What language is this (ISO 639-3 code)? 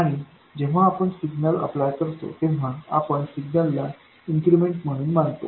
mar